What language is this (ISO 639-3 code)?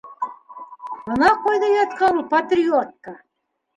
bak